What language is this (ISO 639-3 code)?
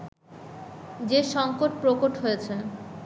ben